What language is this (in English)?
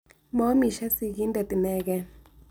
Kalenjin